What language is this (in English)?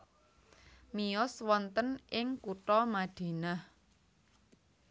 Javanese